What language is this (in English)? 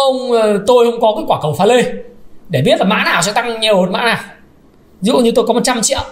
Vietnamese